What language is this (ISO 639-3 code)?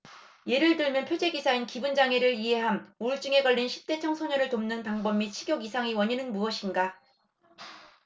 kor